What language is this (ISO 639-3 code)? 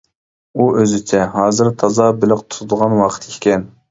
uig